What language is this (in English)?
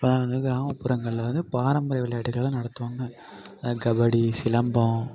Tamil